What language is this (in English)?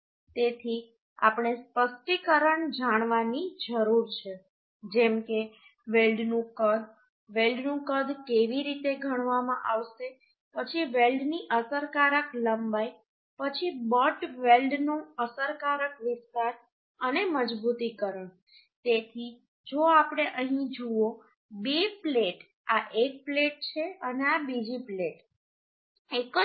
Gujarati